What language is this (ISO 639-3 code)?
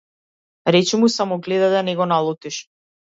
mkd